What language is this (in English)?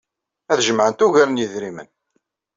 Kabyle